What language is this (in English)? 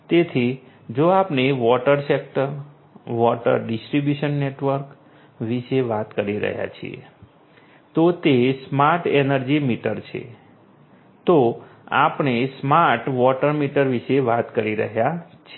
Gujarati